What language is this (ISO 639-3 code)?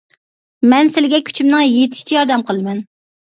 uig